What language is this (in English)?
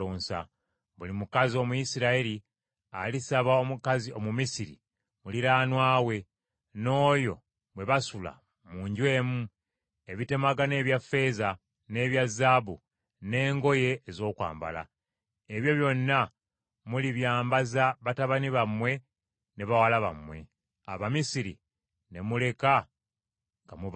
Ganda